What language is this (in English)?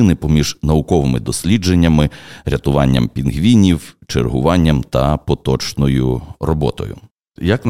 Ukrainian